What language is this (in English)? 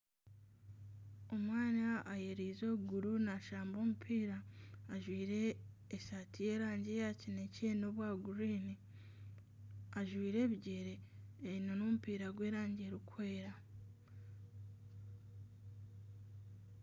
Nyankole